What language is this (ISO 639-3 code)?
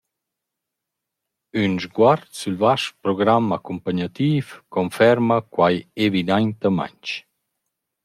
roh